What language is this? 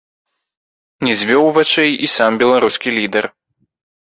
Belarusian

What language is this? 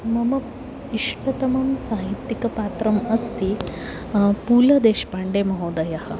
Sanskrit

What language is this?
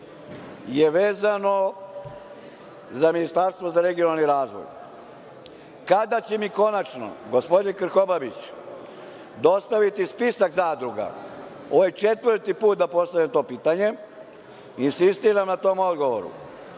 Serbian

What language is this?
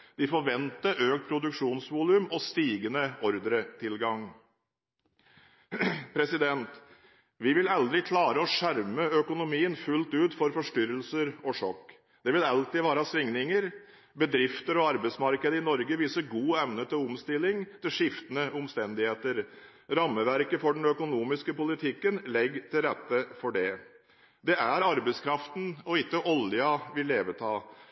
Norwegian Bokmål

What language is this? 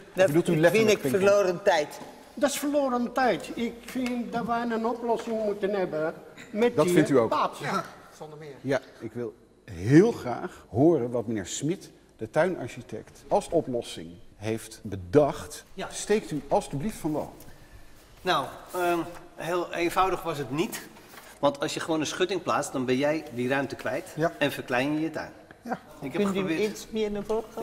Dutch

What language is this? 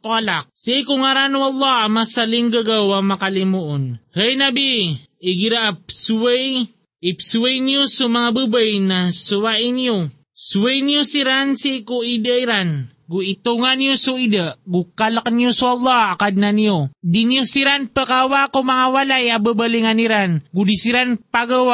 Filipino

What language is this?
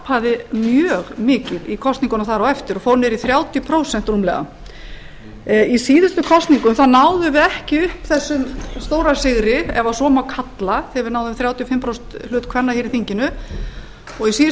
Icelandic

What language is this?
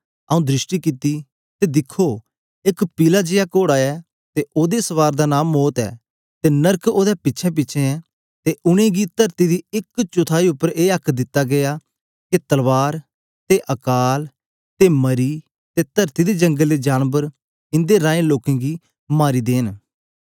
Dogri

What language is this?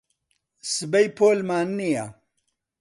Central Kurdish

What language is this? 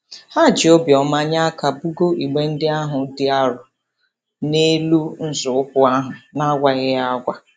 Igbo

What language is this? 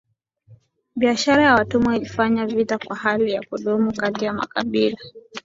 Swahili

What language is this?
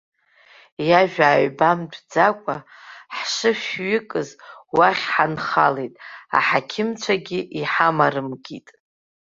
Abkhazian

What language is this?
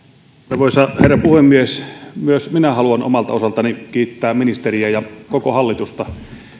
Finnish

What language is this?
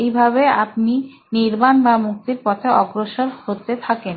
Bangla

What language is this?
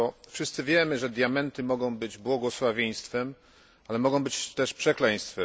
Polish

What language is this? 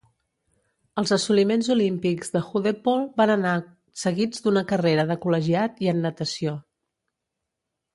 Catalan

